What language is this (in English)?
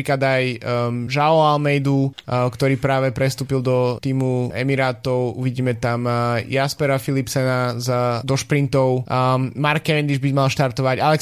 Slovak